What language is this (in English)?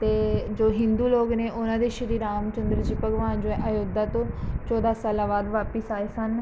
Punjabi